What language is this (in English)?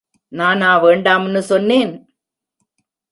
Tamil